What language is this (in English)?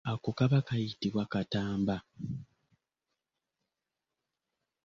Ganda